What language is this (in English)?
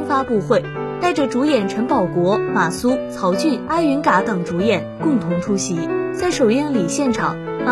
Chinese